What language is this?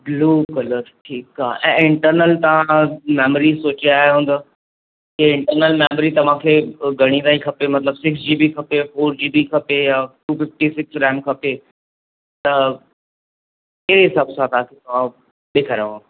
Sindhi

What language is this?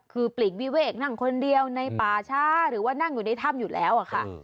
Thai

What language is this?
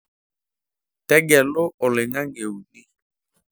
Masai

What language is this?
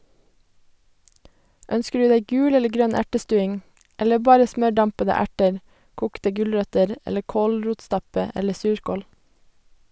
Norwegian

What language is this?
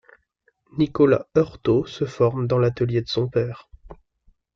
French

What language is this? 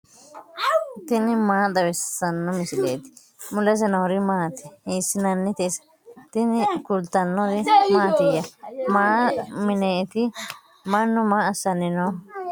Sidamo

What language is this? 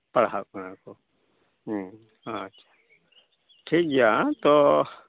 Santali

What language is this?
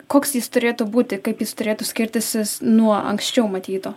Lithuanian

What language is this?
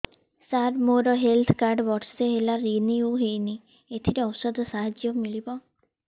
Odia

